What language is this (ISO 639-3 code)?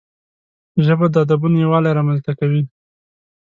pus